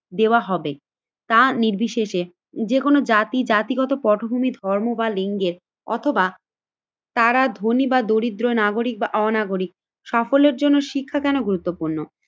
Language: Bangla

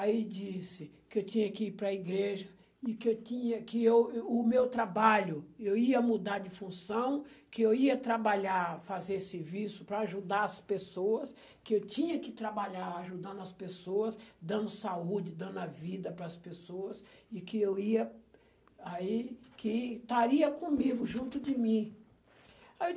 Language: Portuguese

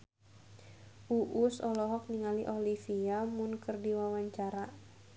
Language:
Sundanese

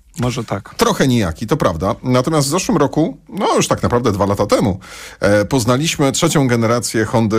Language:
Polish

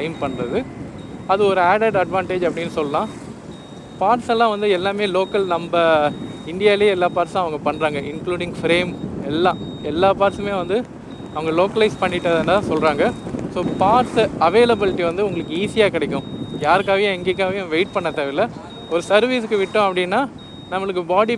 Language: Korean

